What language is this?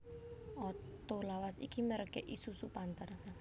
Javanese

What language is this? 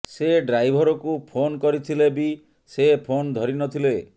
Odia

